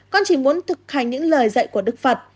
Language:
Vietnamese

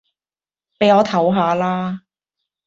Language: Cantonese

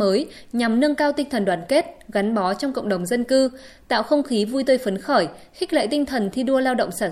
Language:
Vietnamese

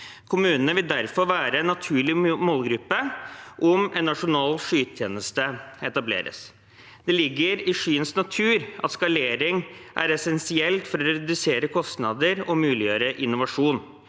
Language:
Norwegian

